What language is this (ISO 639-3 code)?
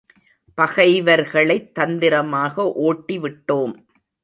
tam